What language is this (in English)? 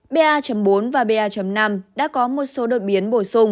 Vietnamese